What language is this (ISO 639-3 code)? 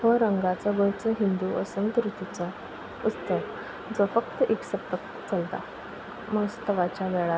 kok